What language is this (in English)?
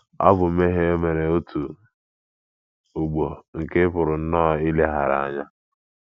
Igbo